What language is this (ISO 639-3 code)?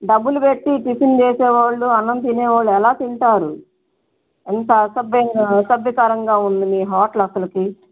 tel